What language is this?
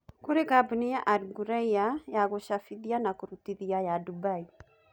Kikuyu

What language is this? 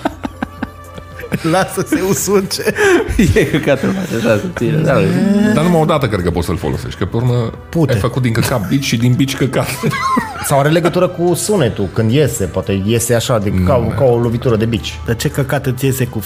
Romanian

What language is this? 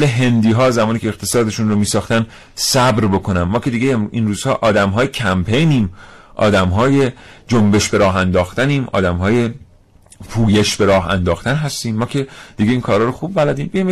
Persian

